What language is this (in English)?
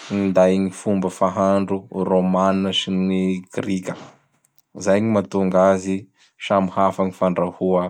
Bara Malagasy